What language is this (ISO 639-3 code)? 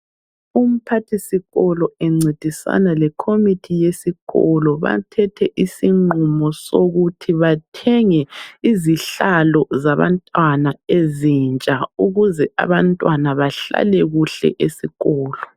nde